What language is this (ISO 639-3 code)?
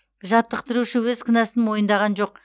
kaz